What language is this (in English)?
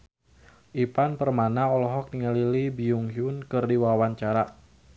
Sundanese